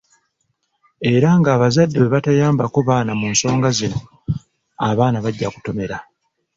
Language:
Ganda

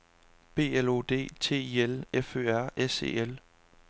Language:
Danish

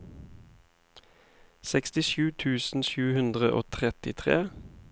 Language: Norwegian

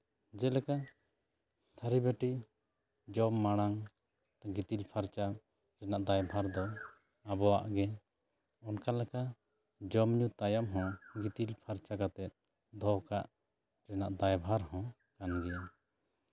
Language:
Santali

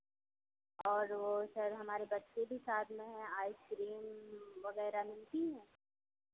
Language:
Hindi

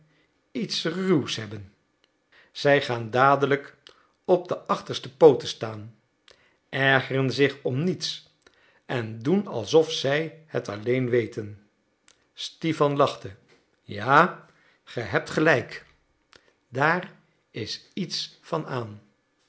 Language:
Dutch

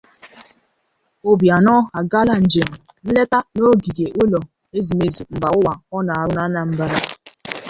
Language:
Igbo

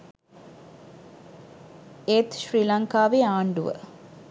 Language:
Sinhala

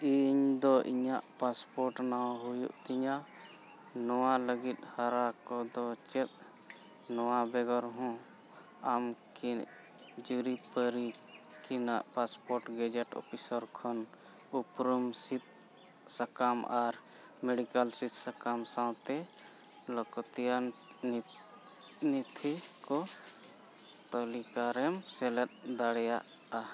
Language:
Santali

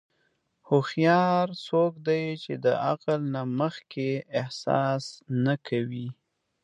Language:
Pashto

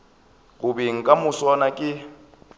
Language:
Northern Sotho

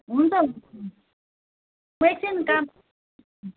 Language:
Nepali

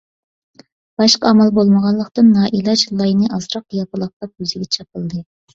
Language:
Uyghur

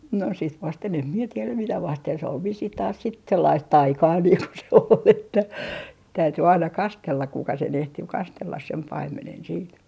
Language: Finnish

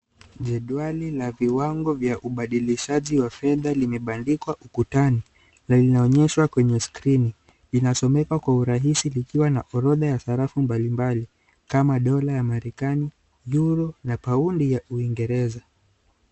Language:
Swahili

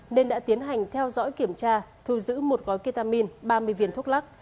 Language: Vietnamese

